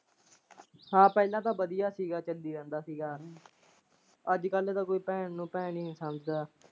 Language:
Punjabi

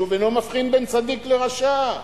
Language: Hebrew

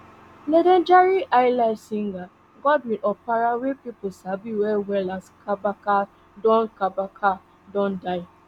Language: Nigerian Pidgin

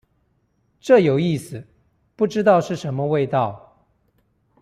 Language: Chinese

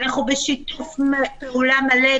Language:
Hebrew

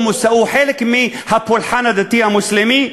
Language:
Hebrew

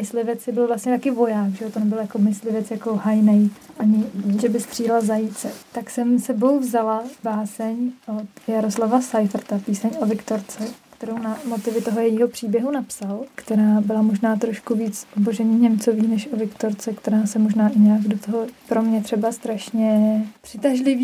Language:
Czech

